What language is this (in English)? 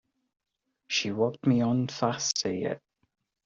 English